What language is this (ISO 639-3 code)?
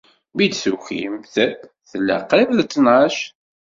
kab